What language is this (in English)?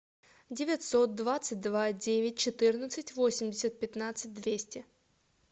Russian